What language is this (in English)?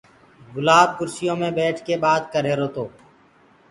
Gurgula